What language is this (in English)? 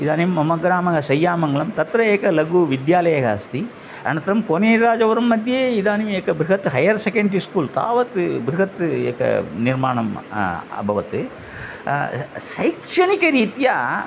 Sanskrit